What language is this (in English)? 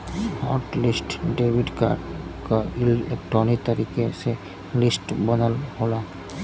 Bhojpuri